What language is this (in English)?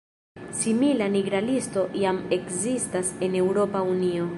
Esperanto